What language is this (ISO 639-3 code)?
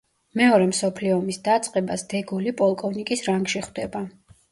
kat